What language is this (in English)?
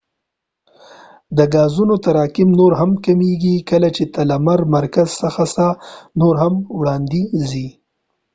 Pashto